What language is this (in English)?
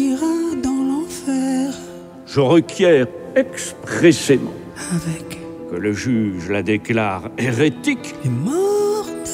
French